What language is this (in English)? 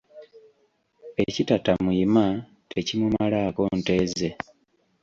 Ganda